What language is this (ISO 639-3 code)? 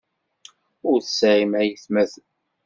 kab